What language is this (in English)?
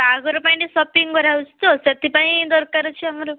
Odia